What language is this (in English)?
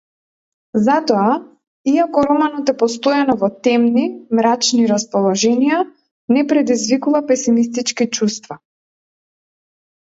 Macedonian